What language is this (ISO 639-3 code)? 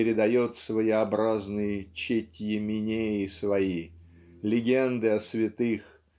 rus